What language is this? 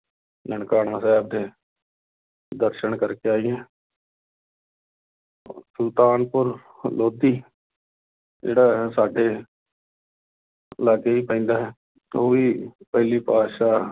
Punjabi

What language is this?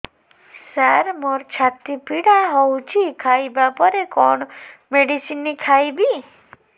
Odia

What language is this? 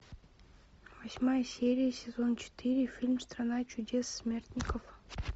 Russian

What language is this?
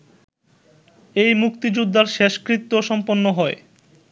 Bangla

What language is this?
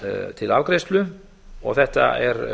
Icelandic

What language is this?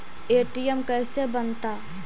Magahi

